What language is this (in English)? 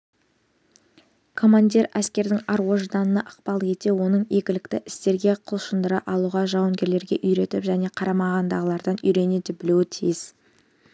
Kazakh